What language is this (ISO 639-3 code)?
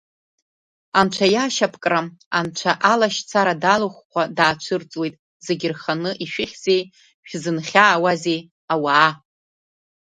abk